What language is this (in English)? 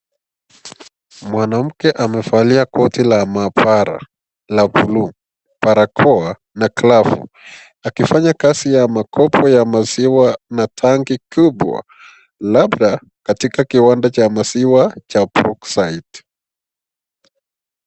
Swahili